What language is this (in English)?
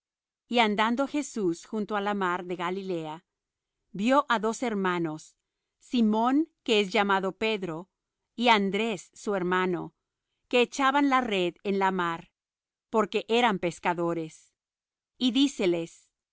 Spanish